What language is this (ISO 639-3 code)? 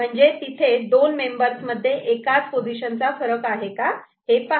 mar